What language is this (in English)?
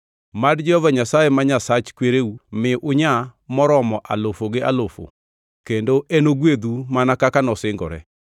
Luo (Kenya and Tanzania)